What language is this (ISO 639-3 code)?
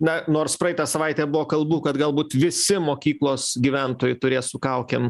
lit